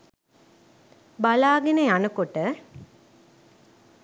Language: Sinhala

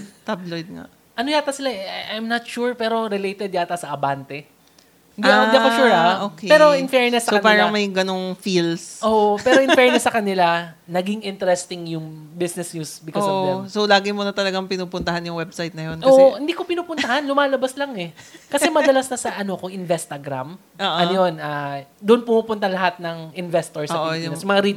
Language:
Filipino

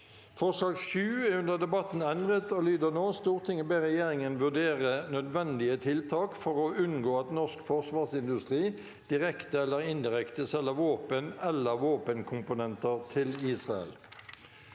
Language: Norwegian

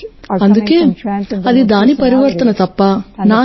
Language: Telugu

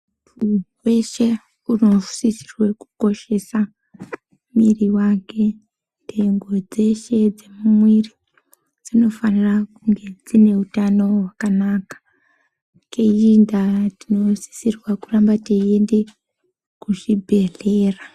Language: Ndau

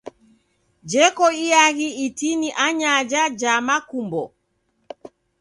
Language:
Taita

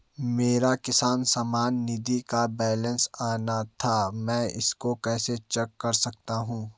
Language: Hindi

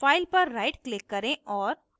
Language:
Hindi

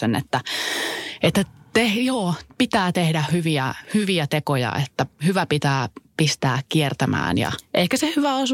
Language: Finnish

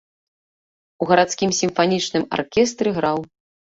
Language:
Belarusian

